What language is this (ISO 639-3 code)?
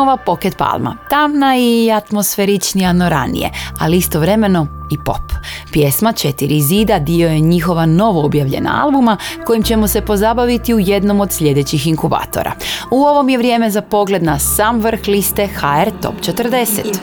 hrv